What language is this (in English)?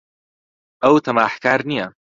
Central Kurdish